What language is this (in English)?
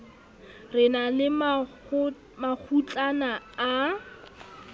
Southern Sotho